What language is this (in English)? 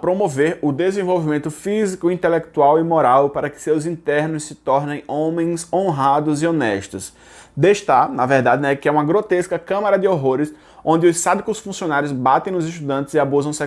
Portuguese